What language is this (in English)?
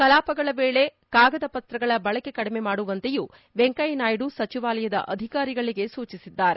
Kannada